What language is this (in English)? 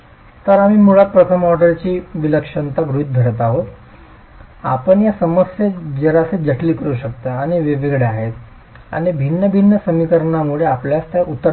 Marathi